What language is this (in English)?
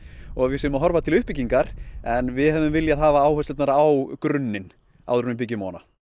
Icelandic